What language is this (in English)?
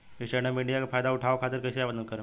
Bhojpuri